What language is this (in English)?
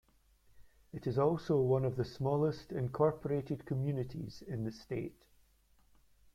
English